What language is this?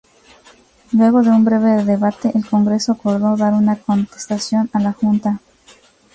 Spanish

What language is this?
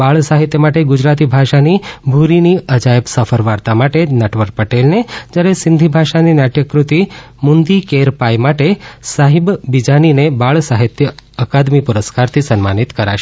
Gujarati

